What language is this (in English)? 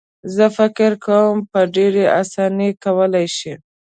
Pashto